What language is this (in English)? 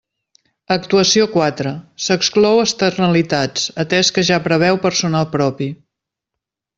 Catalan